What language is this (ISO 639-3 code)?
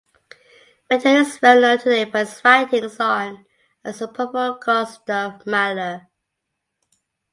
eng